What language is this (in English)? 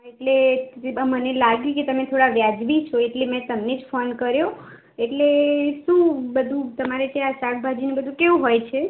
Gujarati